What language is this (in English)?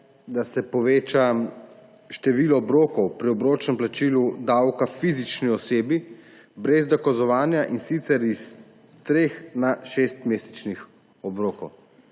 Slovenian